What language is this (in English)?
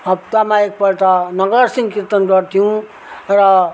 Nepali